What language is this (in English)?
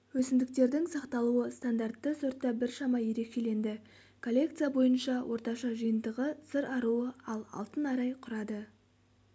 Kazakh